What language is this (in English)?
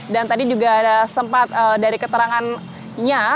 Indonesian